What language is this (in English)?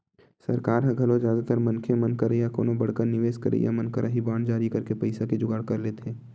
Chhattisgarhi